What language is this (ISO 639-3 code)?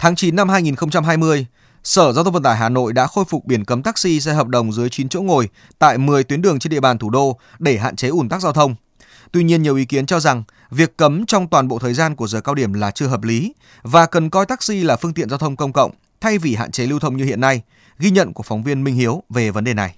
vie